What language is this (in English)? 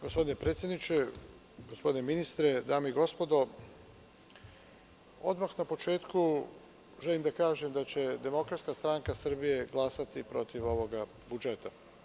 Serbian